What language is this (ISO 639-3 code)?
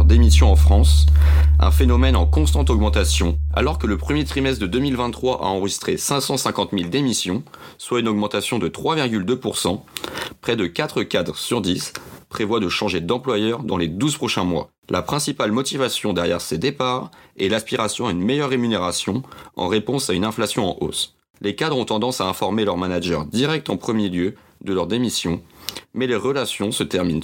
fra